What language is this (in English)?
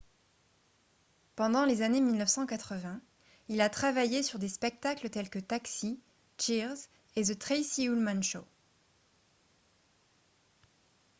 French